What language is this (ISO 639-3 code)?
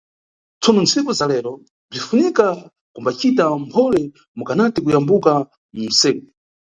nyu